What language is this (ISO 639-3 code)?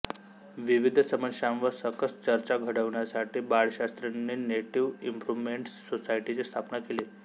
mar